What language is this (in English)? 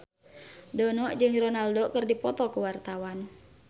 Sundanese